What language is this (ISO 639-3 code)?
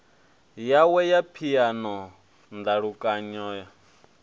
ven